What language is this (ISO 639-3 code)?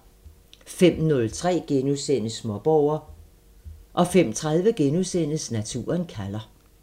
dan